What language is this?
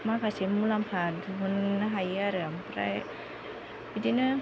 Bodo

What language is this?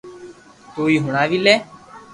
Loarki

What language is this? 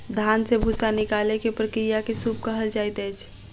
Maithili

